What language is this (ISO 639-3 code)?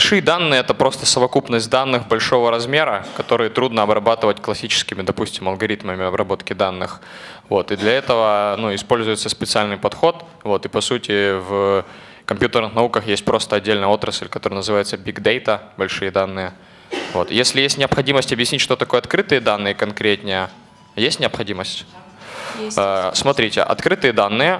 rus